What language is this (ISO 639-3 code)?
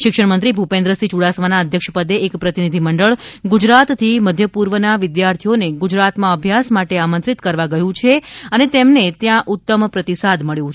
guj